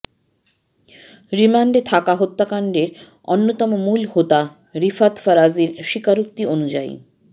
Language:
Bangla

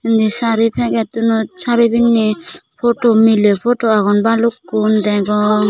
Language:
Chakma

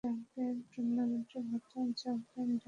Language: Bangla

